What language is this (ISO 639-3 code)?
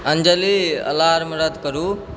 mai